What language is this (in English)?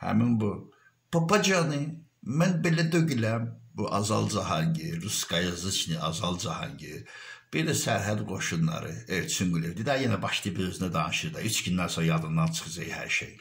Turkish